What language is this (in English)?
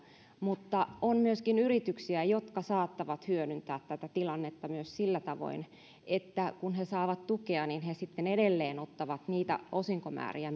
Finnish